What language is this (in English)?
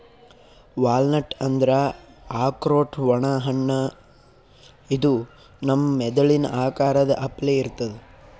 Kannada